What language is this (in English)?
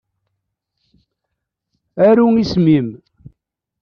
Kabyle